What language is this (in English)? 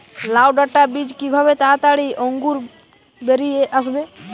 Bangla